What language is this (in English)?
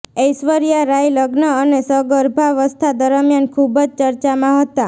Gujarati